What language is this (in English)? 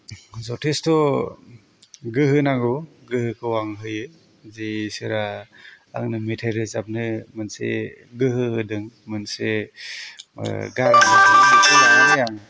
Bodo